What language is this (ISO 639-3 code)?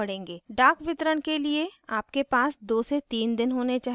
hin